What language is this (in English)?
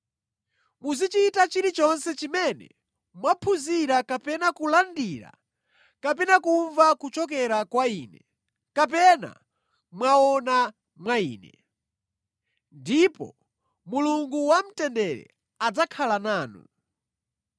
Nyanja